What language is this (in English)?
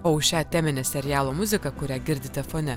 Lithuanian